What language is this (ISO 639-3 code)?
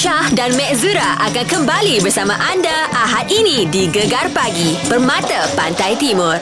msa